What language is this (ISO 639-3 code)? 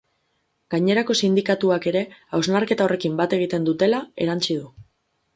eus